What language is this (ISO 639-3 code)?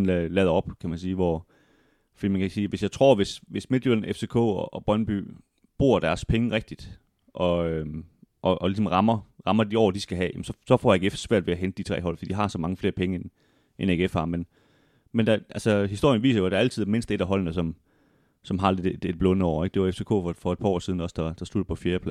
dan